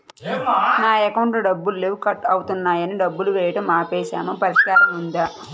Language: Telugu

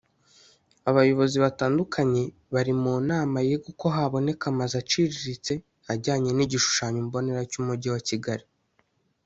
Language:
Kinyarwanda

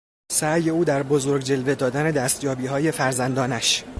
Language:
Persian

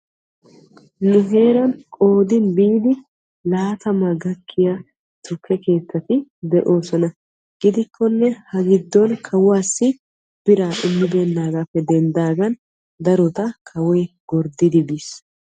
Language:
Wolaytta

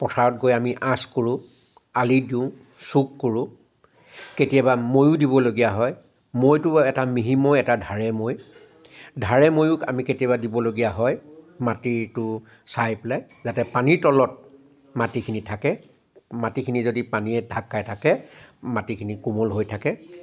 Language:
Assamese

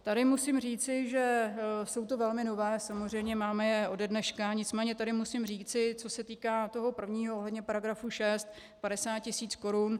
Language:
Czech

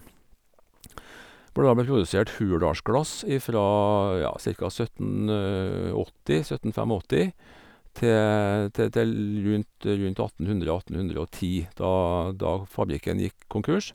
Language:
Norwegian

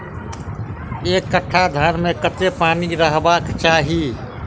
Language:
Maithili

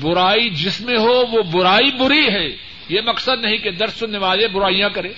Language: Urdu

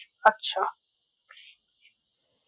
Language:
Bangla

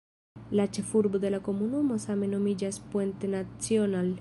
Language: Esperanto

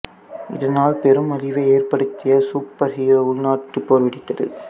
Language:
Tamil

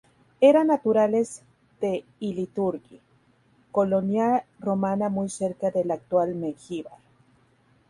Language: Spanish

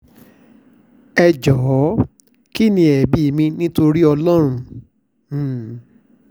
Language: Yoruba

